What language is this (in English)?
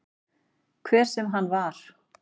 Icelandic